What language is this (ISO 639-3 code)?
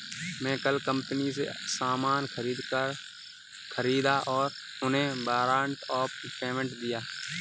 hin